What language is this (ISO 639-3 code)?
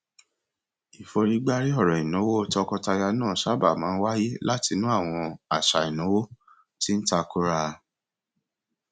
yor